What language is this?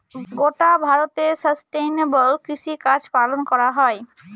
Bangla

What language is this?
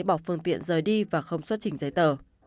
Vietnamese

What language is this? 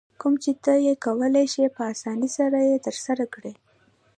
Pashto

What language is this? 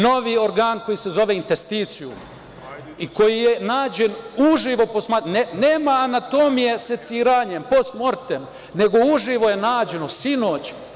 Serbian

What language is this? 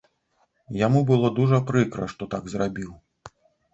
Belarusian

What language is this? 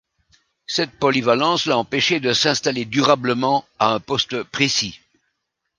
French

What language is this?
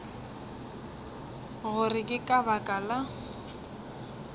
Northern Sotho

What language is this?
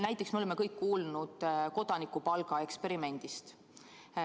Estonian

